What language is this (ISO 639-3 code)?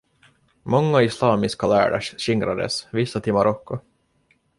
swe